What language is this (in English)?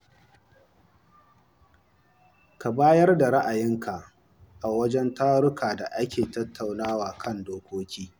Hausa